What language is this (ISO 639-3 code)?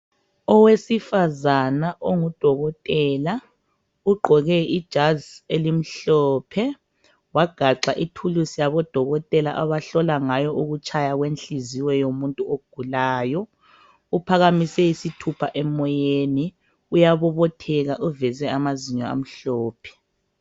nde